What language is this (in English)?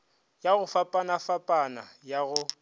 Northern Sotho